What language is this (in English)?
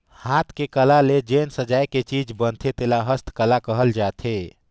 Chhattisgarhi